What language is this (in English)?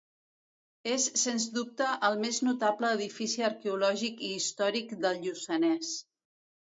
Catalan